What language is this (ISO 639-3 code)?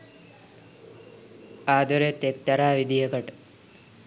sin